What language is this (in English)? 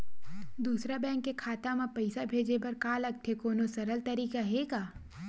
Chhattisgarhi